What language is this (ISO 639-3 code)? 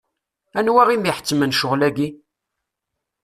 kab